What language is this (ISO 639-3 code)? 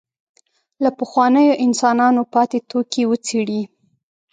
pus